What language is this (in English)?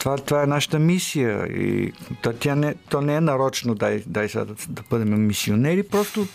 Bulgarian